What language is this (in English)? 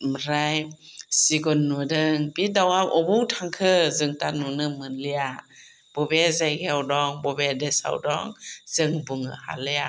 Bodo